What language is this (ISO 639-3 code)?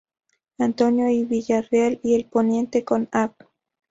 spa